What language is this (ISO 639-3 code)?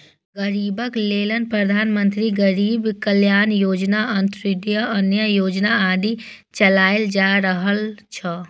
mai